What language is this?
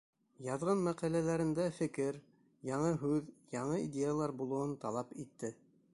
Bashkir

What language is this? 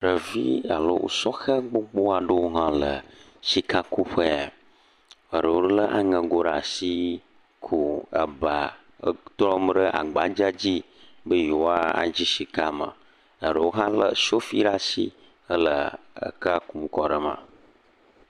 Ewe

